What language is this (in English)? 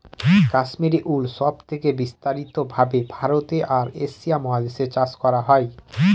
Bangla